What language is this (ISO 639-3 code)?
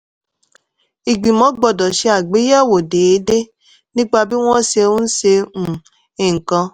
yor